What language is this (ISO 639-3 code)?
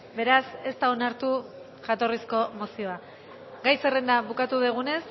eus